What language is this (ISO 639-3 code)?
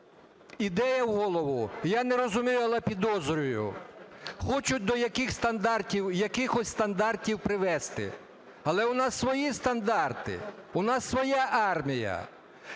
ukr